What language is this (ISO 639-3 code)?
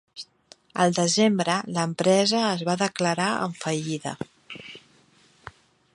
cat